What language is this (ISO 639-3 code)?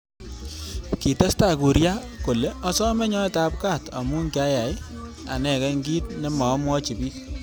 kln